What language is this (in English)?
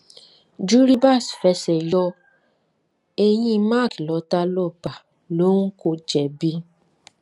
Yoruba